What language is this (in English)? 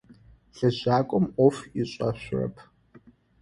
Adyghe